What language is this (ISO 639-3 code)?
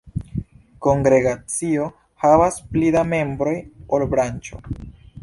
epo